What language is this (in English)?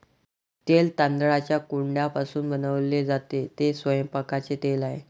Marathi